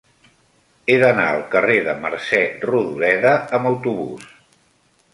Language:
Catalan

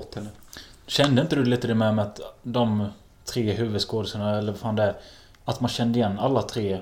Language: Swedish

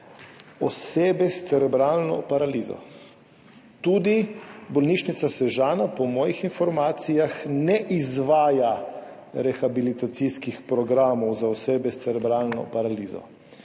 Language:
Slovenian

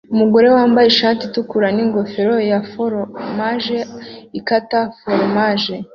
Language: Kinyarwanda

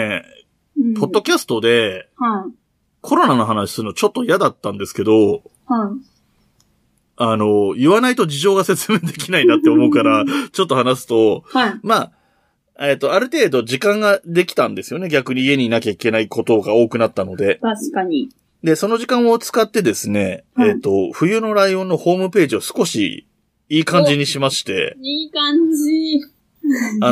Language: Japanese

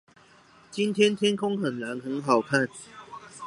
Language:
Chinese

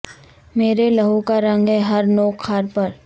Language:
Urdu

